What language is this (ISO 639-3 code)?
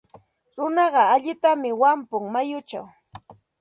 qxt